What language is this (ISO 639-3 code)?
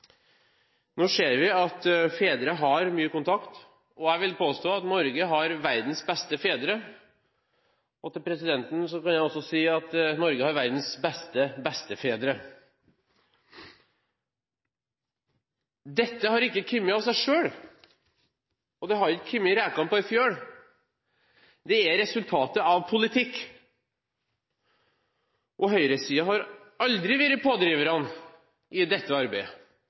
nob